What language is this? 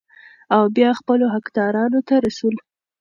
Pashto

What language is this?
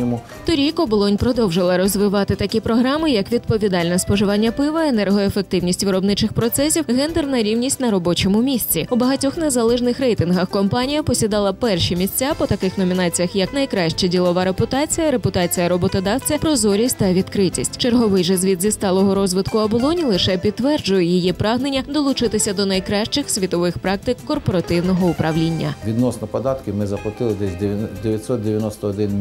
Ukrainian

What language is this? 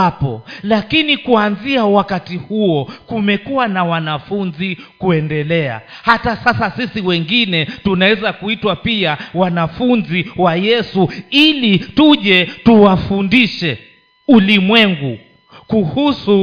Swahili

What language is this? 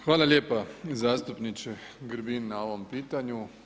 Croatian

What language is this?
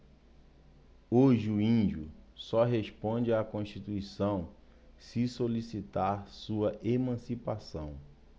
Portuguese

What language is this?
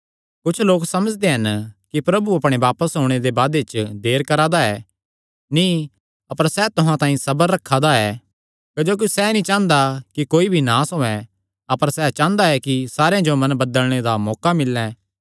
Kangri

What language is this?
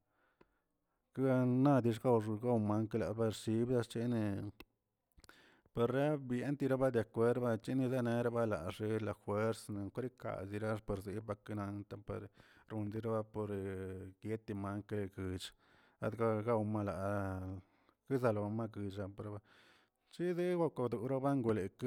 Tilquiapan Zapotec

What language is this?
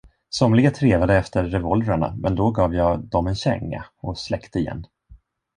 Swedish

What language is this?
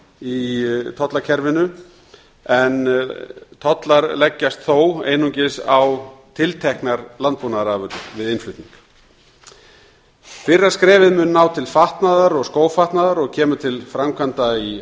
Icelandic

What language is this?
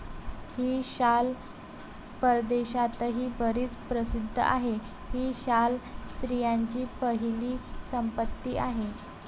Marathi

